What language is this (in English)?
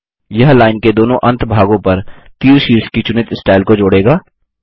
Hindi